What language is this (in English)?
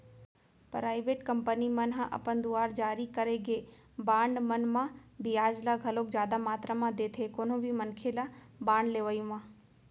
Chhattisgarhi